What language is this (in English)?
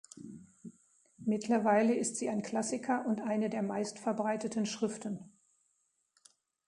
German